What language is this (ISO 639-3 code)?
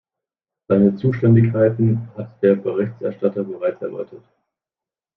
deu